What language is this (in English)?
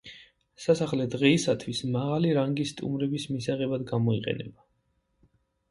Georgian